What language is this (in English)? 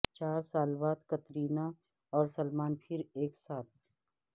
Urdu